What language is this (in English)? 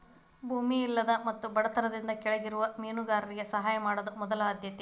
Kannada